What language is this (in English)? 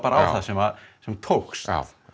Icelandic